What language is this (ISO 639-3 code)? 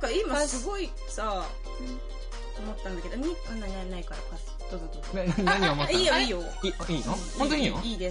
jpn